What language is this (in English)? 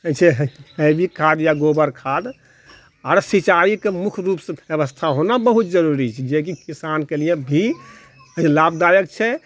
Maithili